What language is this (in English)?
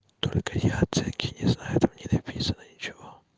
Russian